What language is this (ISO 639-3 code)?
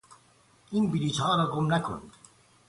fas